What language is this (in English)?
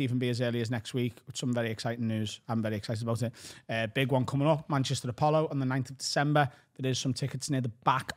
English